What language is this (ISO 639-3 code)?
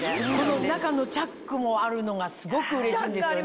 jpn